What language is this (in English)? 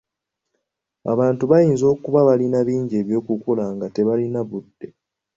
Ganda